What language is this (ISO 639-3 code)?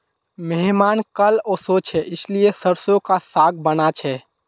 mag